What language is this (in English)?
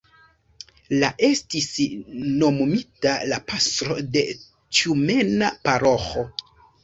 Esperanto